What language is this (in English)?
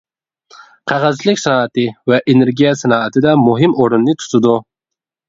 Uyghur